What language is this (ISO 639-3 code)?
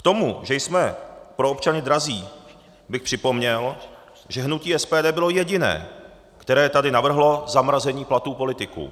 ces